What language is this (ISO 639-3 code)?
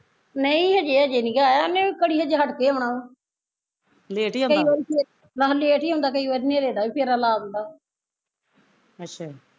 pan